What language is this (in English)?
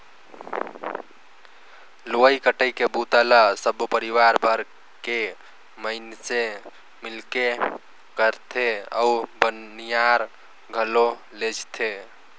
Chhattisgarhi